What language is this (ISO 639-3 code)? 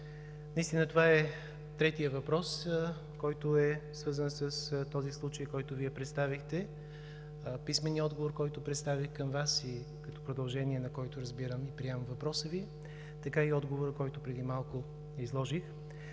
bul